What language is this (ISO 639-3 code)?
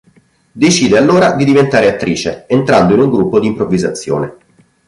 ita